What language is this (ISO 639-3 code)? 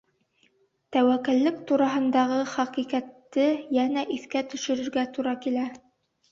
bak